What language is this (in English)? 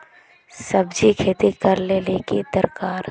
Magahi